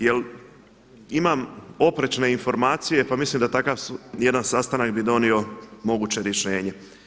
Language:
Croatian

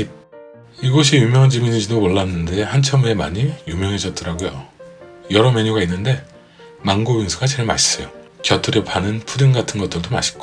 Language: Korean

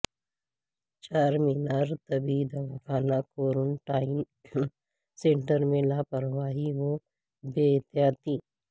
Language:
Urdu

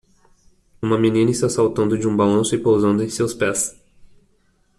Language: Portuguese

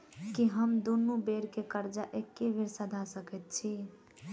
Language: Maithili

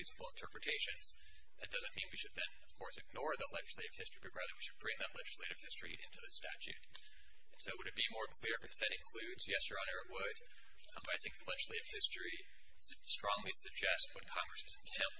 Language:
English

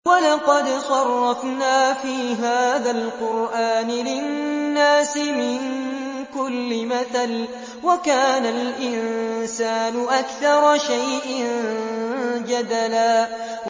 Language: Arabic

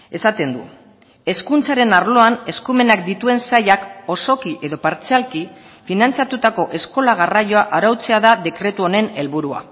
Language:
Basque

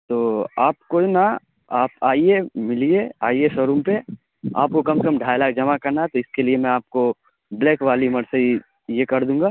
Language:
Urdu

